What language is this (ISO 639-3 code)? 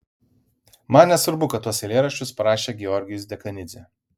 lit